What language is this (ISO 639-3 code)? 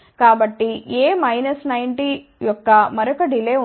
tel